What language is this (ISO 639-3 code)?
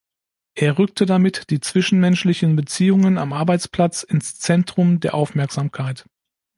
deu